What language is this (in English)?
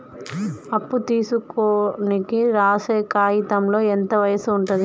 Telugu